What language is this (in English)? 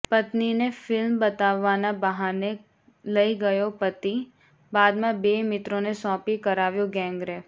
Gujarati